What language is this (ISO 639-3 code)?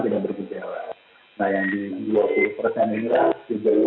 ind